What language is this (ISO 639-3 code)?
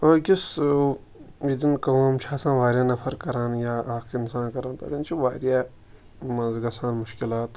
kas